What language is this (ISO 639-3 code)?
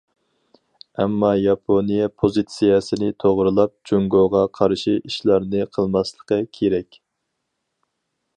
uig